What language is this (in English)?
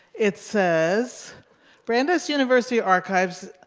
English